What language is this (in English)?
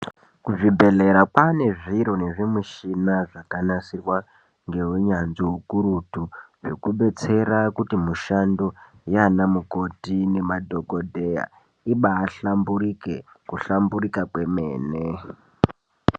Ndau